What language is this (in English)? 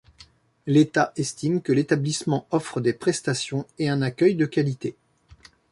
French